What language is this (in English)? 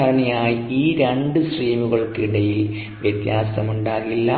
Malayalam